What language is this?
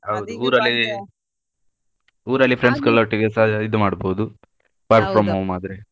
Kannada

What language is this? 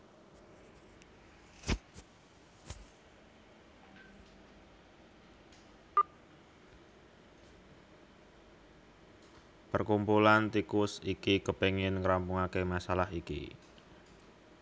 Javanese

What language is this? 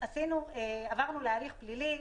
Hebrew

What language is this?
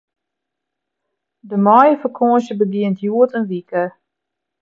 Western Frisian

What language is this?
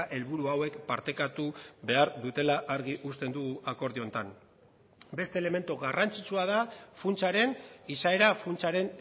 Basque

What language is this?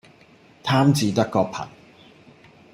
Cantonese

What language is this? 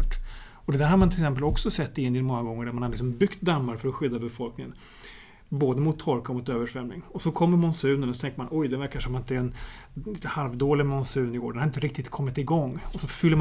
Swedish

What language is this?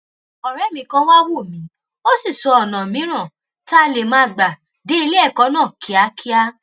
Yoruba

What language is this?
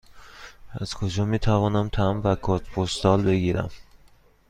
Persian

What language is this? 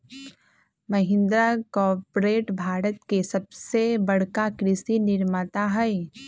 Magahi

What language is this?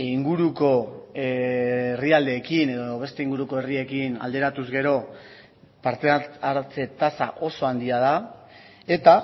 Basque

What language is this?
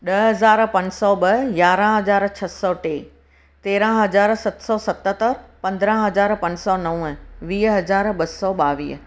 Sindhi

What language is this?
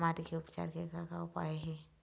Chhattisgarhi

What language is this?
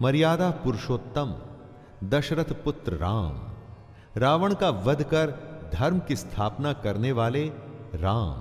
Hindi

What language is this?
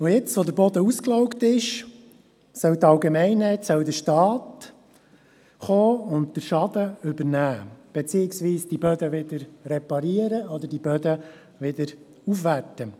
Swiss German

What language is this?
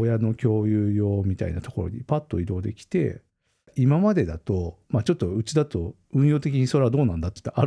Japanese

